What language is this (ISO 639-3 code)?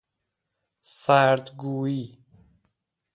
fas